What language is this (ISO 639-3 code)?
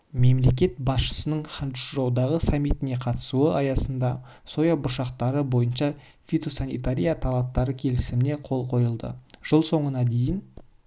kaz